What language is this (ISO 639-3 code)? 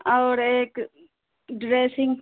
urd